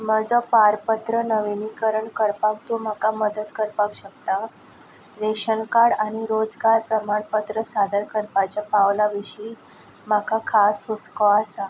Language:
Konkani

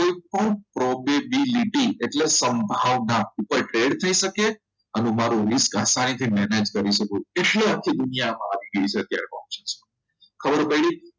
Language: Gujarati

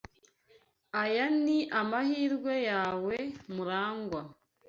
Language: Kinyarwanda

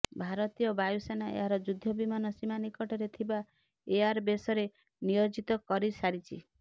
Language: Odia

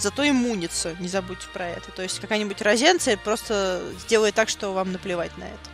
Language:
Russian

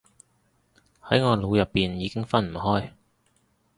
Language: Cantonese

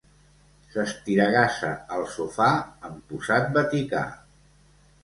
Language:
Catalan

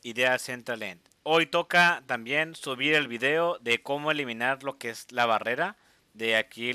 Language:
Spanish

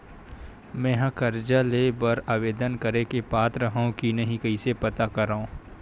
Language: Chhattisgarhi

